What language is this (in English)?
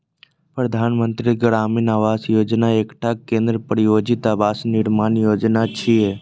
Maithili